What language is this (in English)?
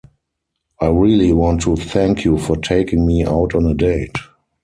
English